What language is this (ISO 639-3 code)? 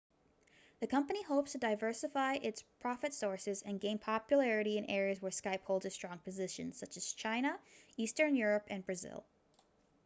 eng